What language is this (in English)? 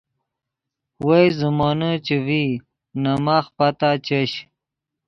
Yidgha